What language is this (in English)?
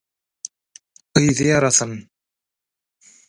Turkmen